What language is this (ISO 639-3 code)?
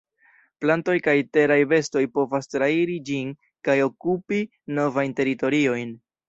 epo